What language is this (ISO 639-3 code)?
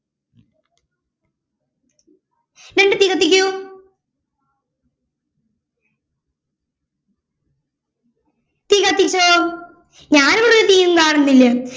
mal